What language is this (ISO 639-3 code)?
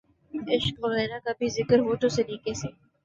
urd